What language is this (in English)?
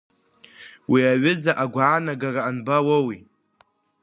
Abkhazian